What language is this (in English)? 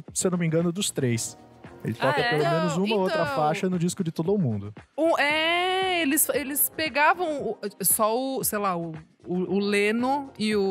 Portuguese